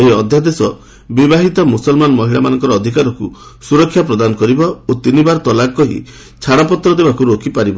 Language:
Odia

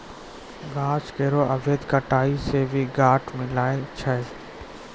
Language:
Maithili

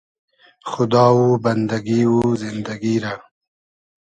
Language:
Hazaragi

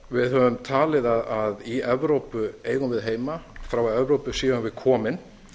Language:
Icelandic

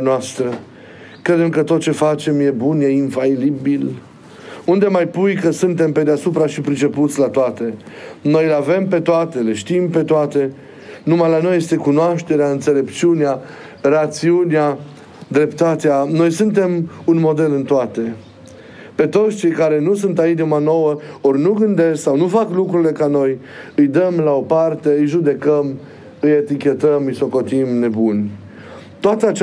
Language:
Romanian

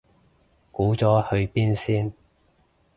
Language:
Cantonese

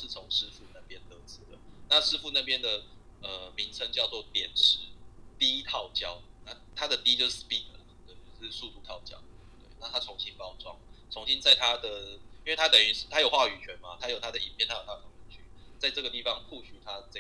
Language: Chinese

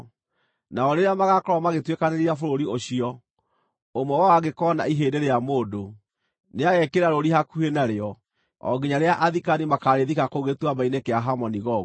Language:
Kikuyu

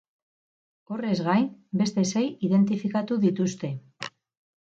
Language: Basque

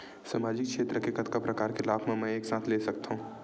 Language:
Chhattisgarhi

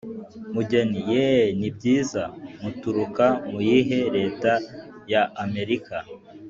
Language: Kinyarwanda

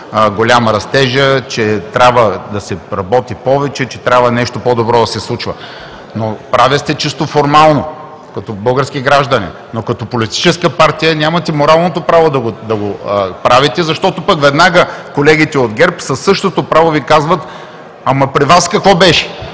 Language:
Bulgarian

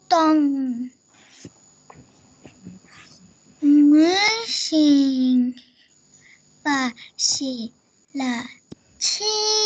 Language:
Romanian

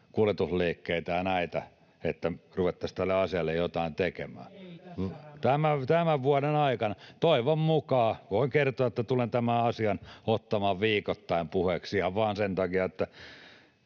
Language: Finnish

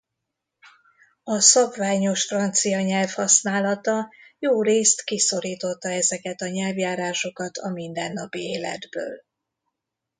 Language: Hungarian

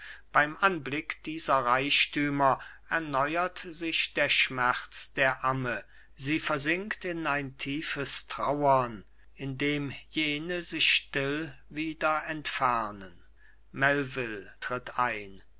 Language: German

